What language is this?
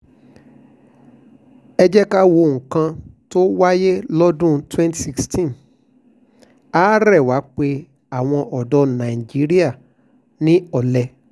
Yoruba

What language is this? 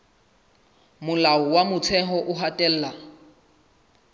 Southern Sotho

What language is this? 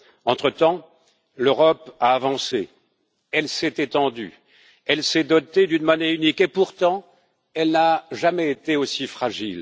French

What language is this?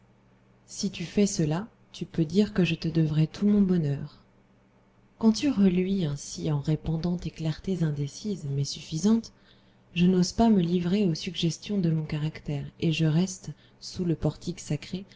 French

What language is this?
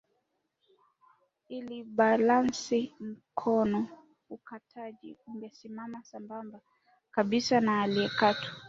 Swahili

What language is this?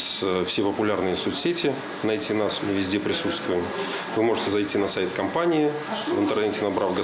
Russian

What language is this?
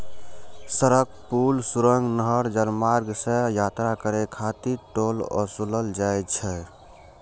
Maithili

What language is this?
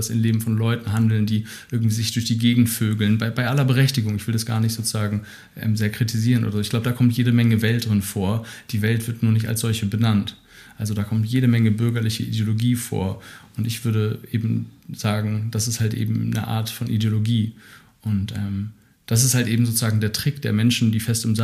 German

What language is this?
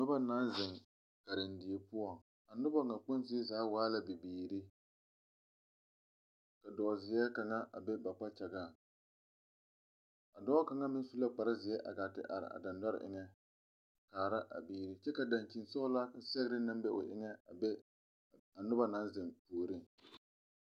Southern Dagaare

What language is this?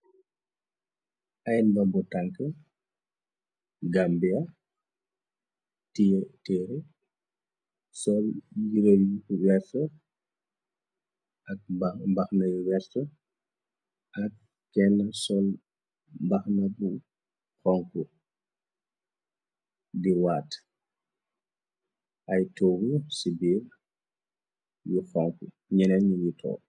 Wolof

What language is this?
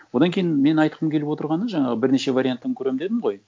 Kazakh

